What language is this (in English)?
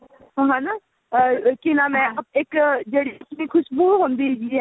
Punjabi